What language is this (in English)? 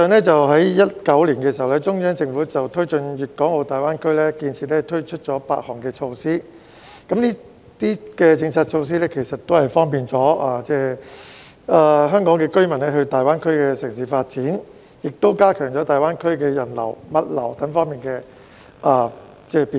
Cantonese